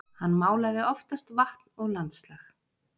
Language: Icelandic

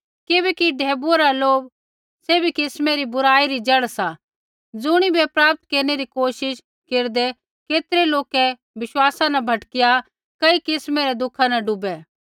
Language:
Kullu Pahari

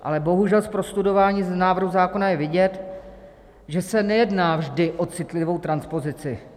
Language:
Czech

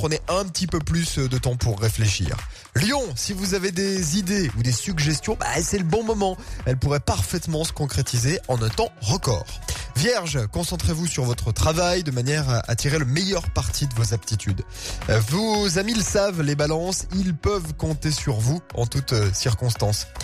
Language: French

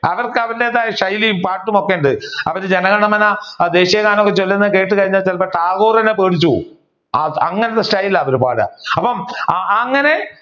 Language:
Malayalam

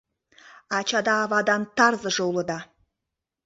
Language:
Mari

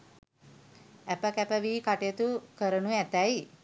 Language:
Sinhala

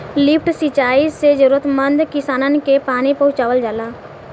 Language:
Bhojpuri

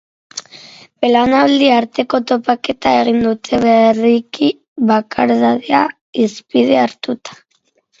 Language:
Basque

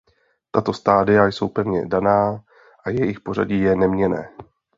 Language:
Czech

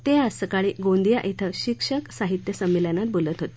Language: Marathi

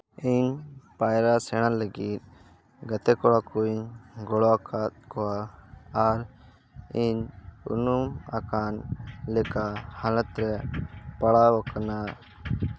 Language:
Santali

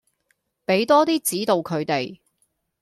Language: Cantonese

